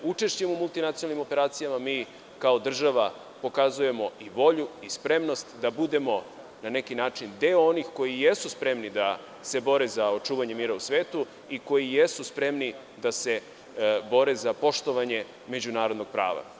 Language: Serbian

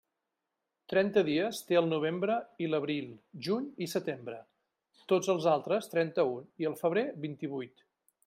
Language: Catalan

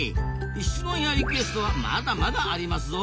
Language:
Japanese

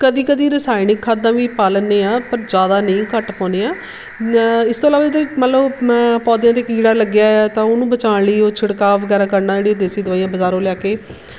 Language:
Punjabi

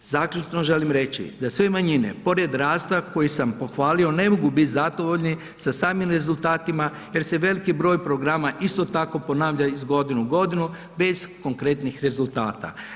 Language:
Croatian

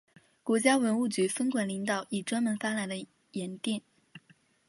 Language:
Chinese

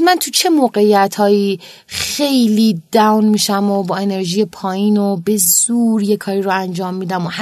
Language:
Persian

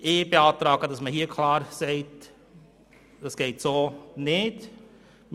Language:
Swiss German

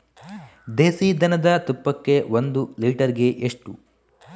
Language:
Kannada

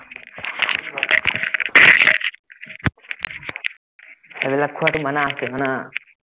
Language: Assamese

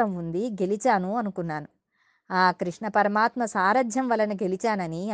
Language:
Telugu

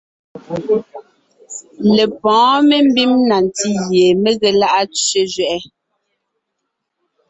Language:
Ngiemboon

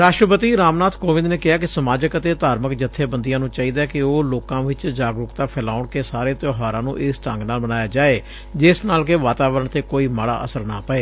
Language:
Punjabi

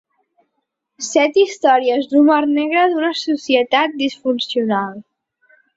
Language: Catalan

